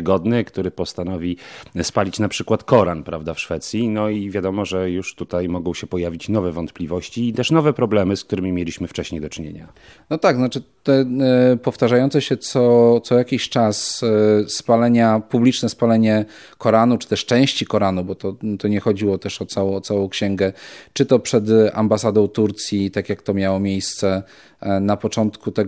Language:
Polish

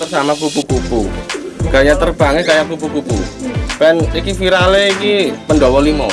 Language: Indonesian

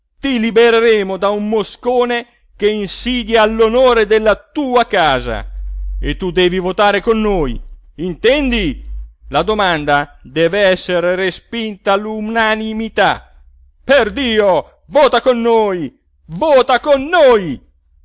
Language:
Italian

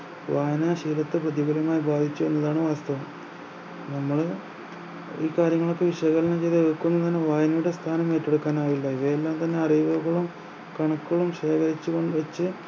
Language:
Malayalam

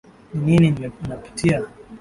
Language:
Swahili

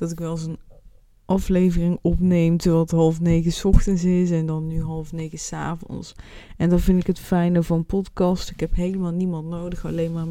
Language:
Dutch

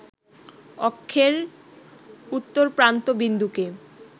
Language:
Bangla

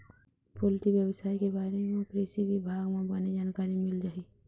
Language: Chhattisgarhi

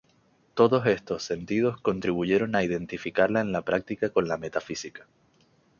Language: Spanish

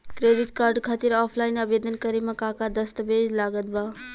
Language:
Bhojpuri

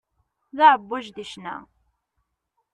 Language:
Kabyle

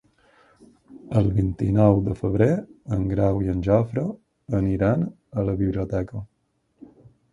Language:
Catalan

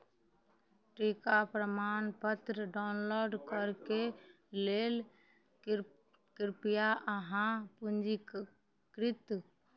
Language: Maithili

